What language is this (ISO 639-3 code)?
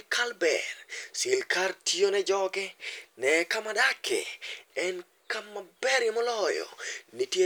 luo